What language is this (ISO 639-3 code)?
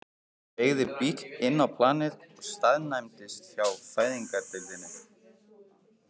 isl